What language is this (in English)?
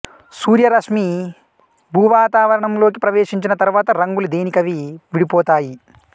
Telugu